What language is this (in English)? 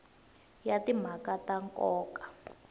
Tsonga